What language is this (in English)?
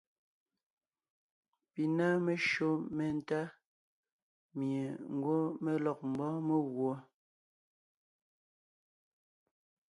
Ngiemboon